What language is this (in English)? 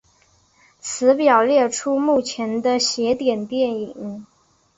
Chinese